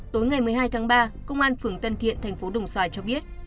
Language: Vietnamese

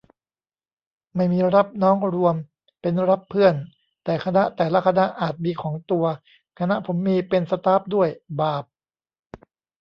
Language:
Thai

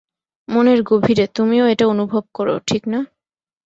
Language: Bangla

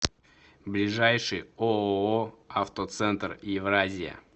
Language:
Russian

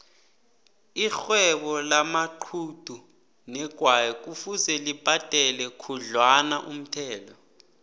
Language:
South Ndebele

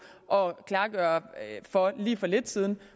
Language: Danish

